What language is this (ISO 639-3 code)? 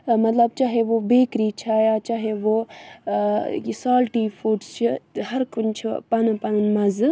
kas